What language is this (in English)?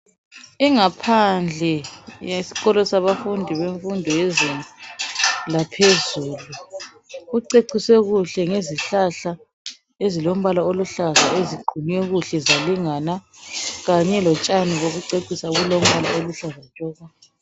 North Ndebele